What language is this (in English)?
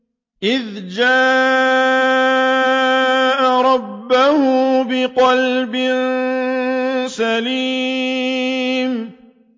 Arabic